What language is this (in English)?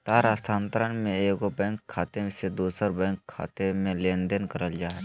Magahi